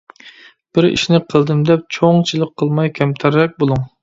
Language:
Uyghur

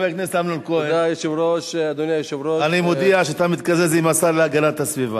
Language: Hebrew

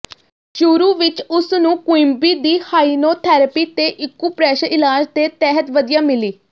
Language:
Punjabi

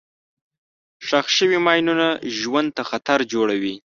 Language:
Pashto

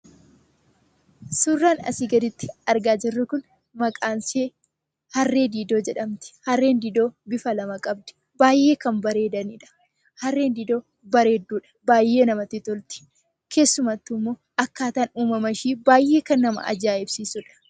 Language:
Oromo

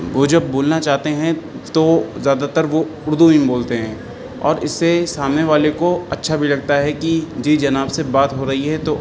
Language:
Urdu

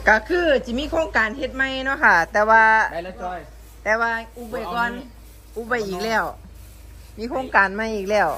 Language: Thai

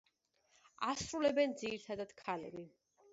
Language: Georgian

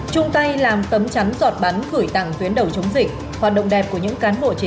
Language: Vietnamese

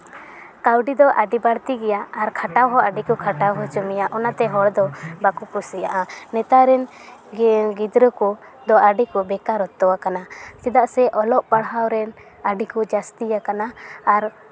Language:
Santali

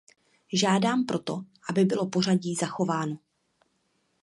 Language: Czech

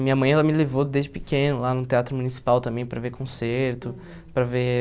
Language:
Portuguese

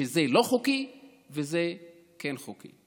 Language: Hebrew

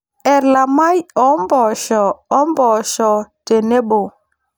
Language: Masai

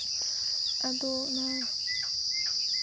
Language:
Santali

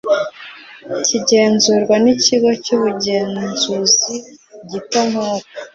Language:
Kinyarwanda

